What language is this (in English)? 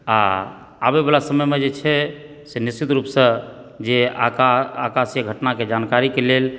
Maithili